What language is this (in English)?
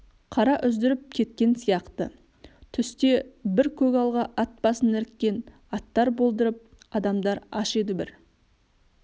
Kazakh